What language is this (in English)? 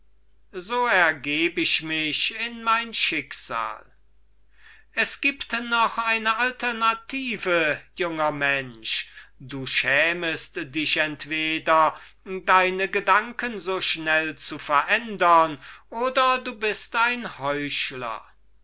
German